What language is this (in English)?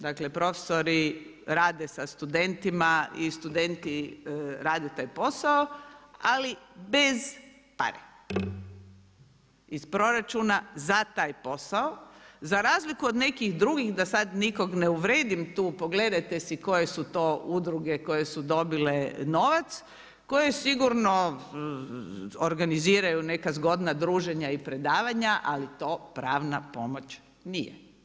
Croatian